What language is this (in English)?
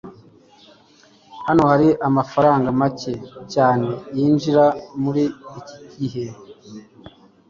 Kinyarwanda